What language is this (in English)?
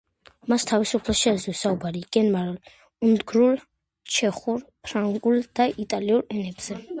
Georgian